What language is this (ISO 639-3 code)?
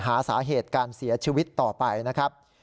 tha